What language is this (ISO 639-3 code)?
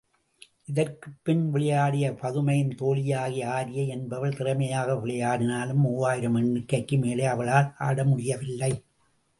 tam